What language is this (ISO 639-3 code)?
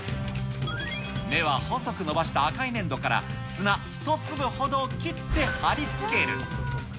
jpn